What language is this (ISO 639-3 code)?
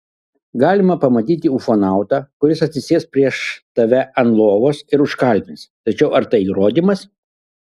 lit